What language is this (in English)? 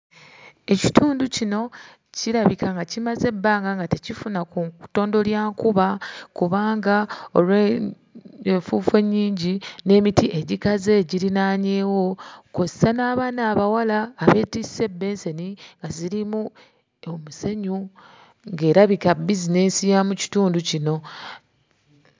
Ganda